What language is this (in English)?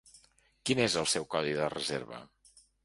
Catalan